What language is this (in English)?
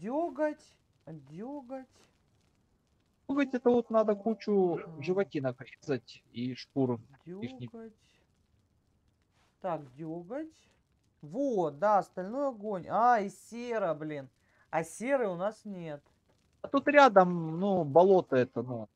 Russian